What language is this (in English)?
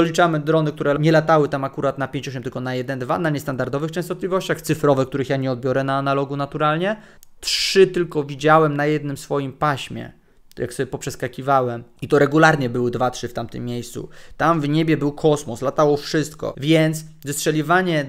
Polish